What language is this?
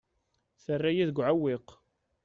Kabyle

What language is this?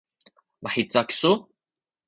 Sakizaya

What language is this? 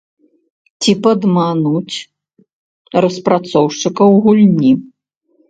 Belarusian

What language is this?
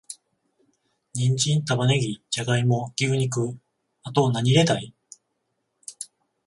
Japanese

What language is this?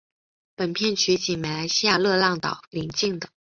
Chinese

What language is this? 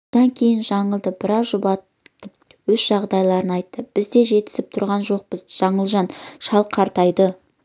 Kazakh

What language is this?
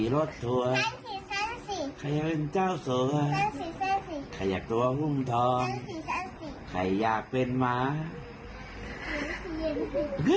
Thai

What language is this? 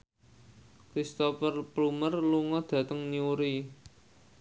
Javanese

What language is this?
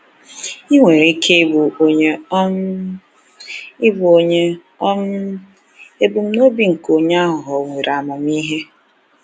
Igbo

